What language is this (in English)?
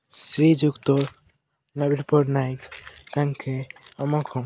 Odia